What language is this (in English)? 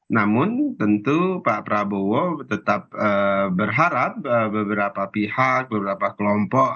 Indonesian